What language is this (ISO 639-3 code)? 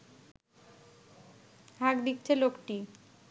ben